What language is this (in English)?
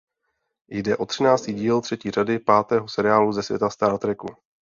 Czech